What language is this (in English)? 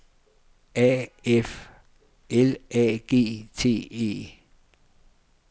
Danish